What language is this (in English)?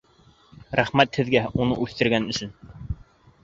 Bashkir